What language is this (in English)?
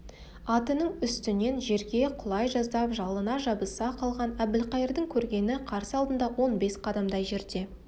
Kazakh